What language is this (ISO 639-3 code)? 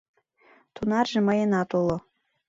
chm